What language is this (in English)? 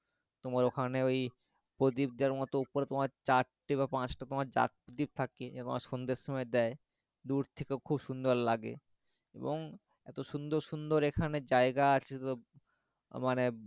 Bangla